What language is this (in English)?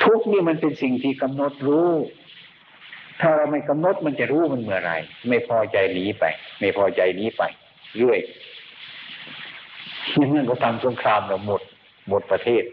Thai